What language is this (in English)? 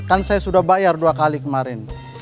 Indonesian